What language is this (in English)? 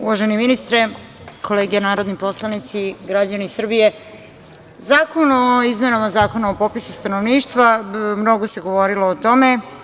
Serbian